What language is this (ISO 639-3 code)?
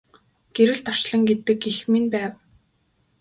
mon